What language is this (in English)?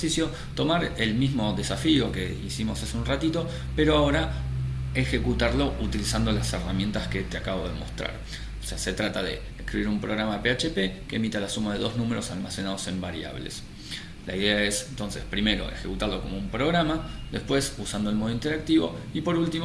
Spanish